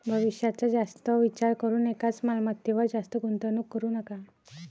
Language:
Marathi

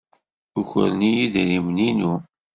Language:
Kabyle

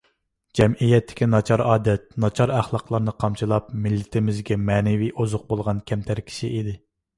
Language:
Uyghur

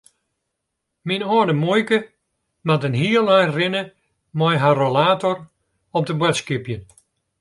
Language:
Western Frisian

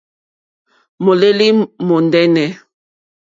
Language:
Mokpwe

